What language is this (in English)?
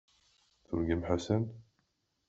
Kabyle